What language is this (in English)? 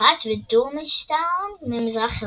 Hebrew